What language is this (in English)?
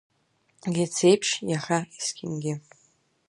Abkhazian